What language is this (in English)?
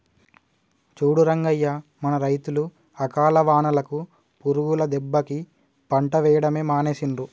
Telugu